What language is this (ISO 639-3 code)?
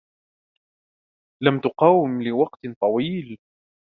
ara